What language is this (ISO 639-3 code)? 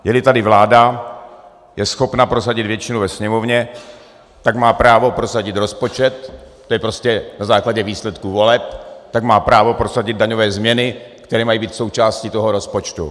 ces